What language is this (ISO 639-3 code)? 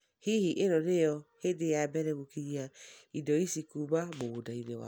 kik